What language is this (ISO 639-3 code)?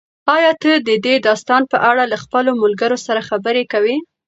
pus